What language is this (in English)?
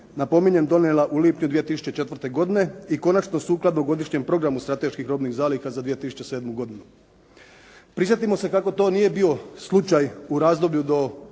Croatian